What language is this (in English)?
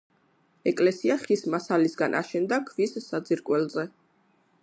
Georgian